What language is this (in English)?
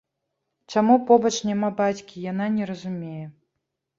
Belarusian